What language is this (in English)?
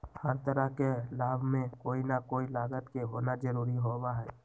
Magahi